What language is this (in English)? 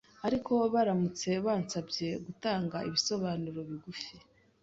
Kinyarwanda